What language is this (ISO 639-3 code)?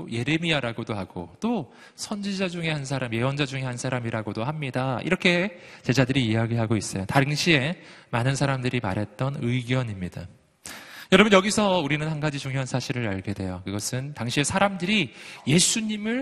kor